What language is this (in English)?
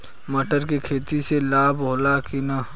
Bhojpuri